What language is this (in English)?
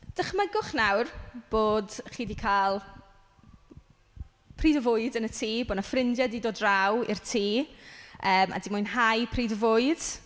Welsh